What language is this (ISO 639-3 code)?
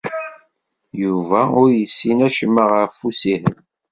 kab